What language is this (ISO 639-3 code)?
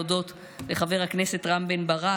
heb